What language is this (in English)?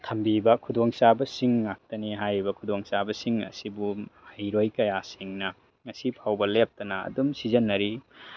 Manipuri